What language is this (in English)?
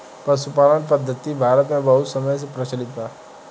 Bhojpuri